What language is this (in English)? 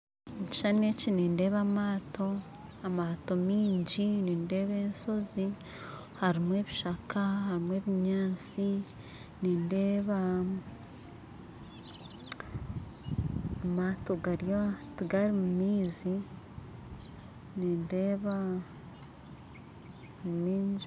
Nyankole